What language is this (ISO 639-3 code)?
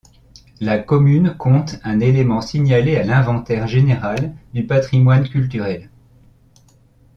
fra